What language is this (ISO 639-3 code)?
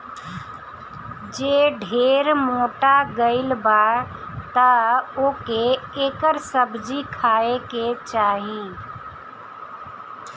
bho